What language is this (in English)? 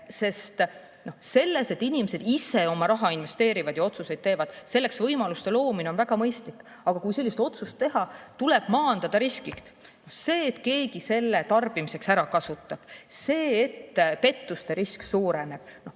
Estonian